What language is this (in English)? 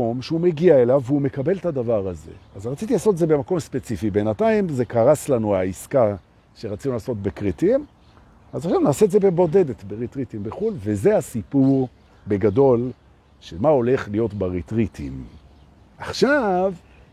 Hebrew